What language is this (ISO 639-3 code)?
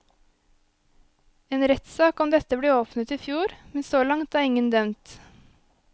nor